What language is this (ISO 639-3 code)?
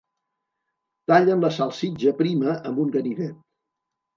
cat